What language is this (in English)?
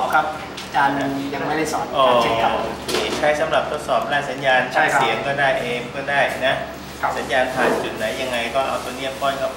Thai